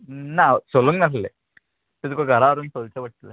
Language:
Konkani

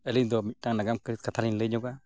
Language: Santali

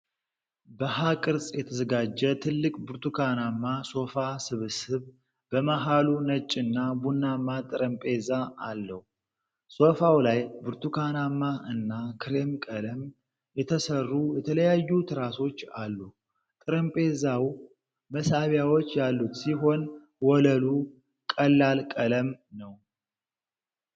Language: Amharic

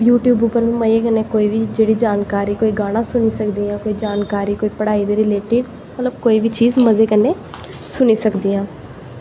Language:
Dogri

